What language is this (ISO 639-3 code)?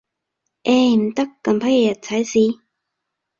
yue